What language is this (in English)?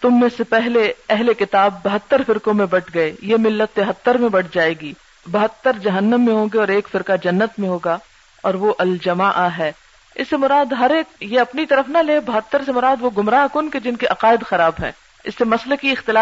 Urdu